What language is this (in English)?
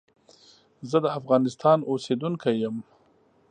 Pashto